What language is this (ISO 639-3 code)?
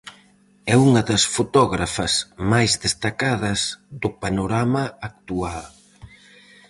glg